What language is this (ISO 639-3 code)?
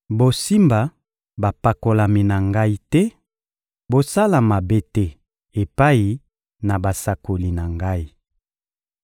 lin